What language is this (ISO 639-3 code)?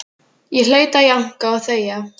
isl